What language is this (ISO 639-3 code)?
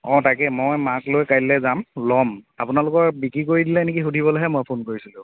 asm